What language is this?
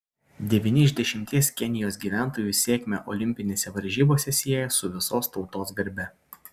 Lithuanian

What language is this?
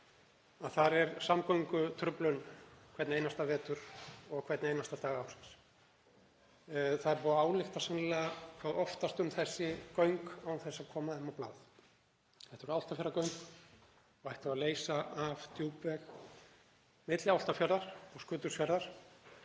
Icelandic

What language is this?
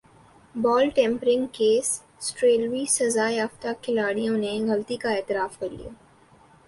Urdu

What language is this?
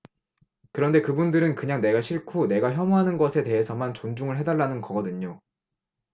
Korean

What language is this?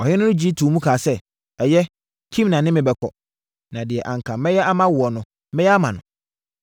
Akan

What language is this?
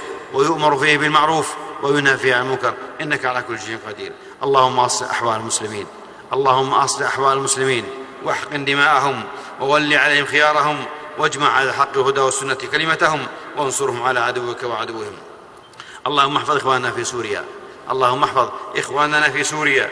Arabic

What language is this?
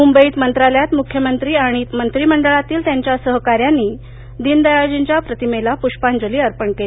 Marathi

